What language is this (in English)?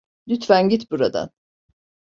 Turkish